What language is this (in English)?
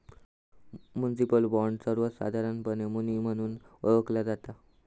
Marathi